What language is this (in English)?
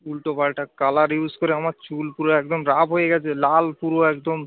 Bangla